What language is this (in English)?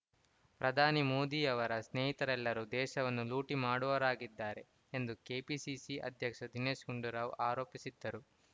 Kannada